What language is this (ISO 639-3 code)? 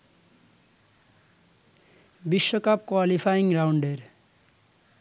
ben